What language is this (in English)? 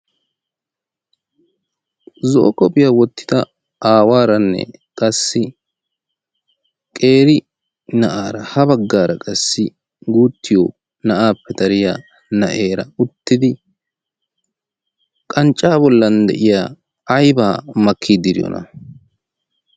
Wolaytta